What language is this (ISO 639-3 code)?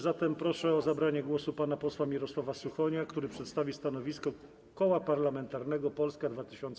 pol